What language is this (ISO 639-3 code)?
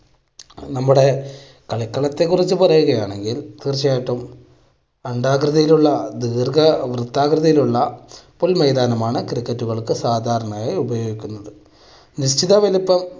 mal